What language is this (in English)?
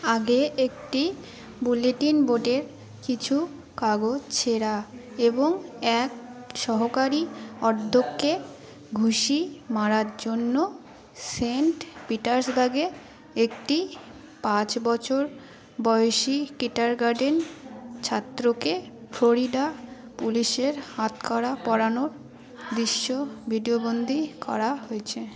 Bangla